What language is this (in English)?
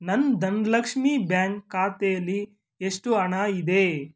Kannada